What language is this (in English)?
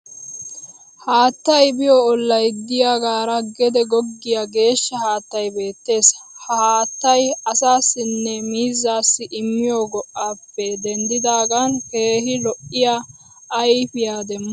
Wolaytta